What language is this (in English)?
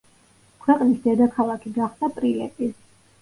Georgian